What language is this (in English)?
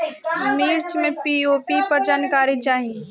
Bhojpuri